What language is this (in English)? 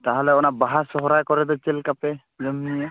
Santali